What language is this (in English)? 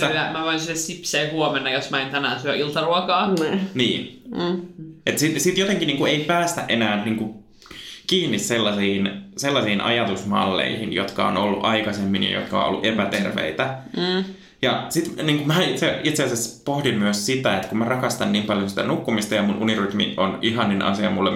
Finnish